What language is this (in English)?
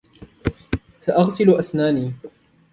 Arabic